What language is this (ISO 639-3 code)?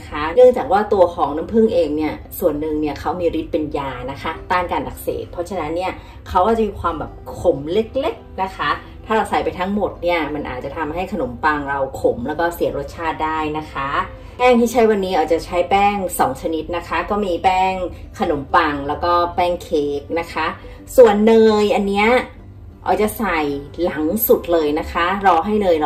tha